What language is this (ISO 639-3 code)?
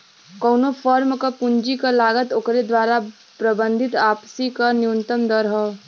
bho